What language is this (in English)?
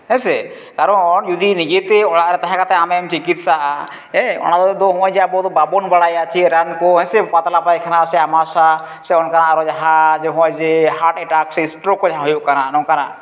Santali